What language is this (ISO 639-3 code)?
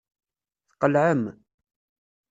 kab